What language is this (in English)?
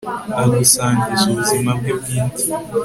Kinyarwanda